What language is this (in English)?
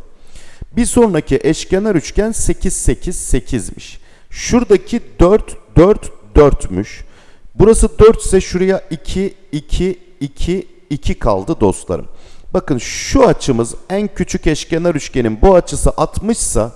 Turkish